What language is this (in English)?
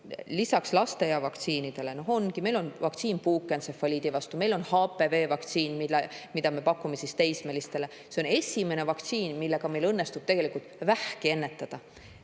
Estonian